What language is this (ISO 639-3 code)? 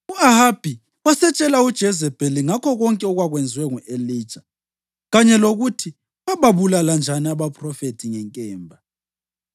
nde